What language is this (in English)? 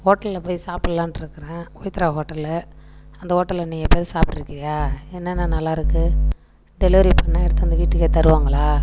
Tamil